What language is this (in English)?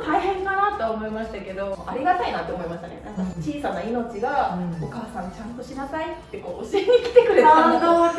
Japanese